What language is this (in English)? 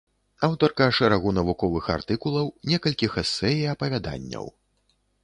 Belarusian